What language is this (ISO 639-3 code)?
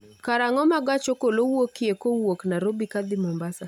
luo